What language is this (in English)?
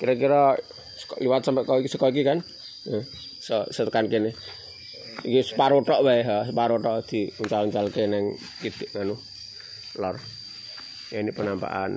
Indonesian